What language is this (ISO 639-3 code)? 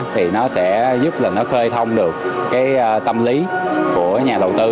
vie